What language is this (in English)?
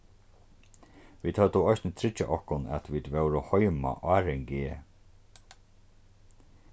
Faroese